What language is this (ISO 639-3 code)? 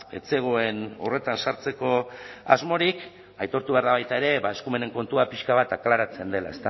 eus